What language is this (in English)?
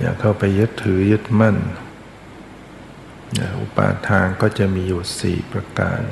Thai